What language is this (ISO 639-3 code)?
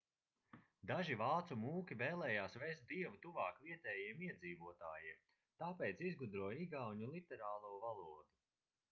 lav